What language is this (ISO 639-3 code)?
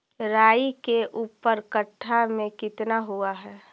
mag